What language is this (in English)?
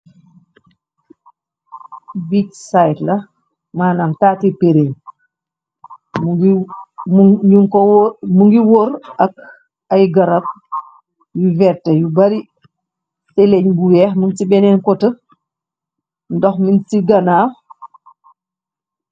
Wolof